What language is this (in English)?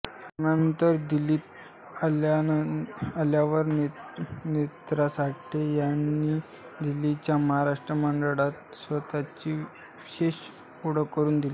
Marathi